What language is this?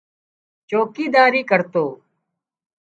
Wadiyara Koli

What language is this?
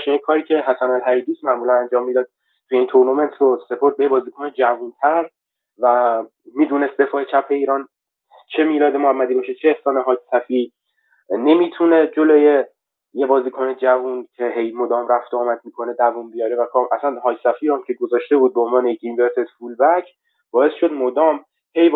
Persian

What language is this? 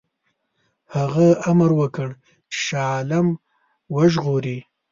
Pashto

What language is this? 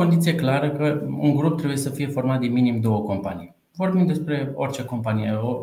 Romanian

